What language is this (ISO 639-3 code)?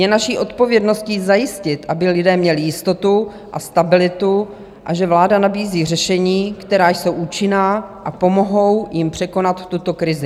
ces